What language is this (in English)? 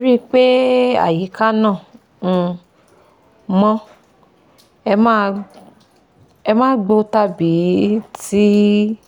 Yoruba